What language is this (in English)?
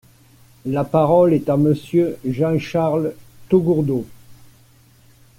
French